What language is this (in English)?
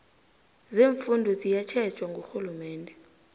South Ndebele